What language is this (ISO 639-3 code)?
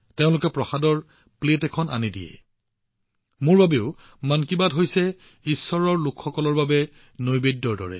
asm